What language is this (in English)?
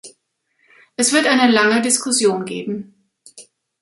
German